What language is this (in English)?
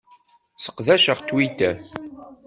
Kabyle